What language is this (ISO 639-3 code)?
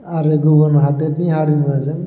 brx